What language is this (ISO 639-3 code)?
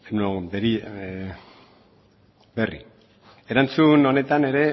eus